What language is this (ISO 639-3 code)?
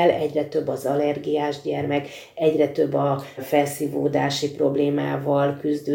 hun